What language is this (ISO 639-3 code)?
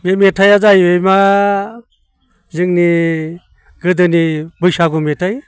brx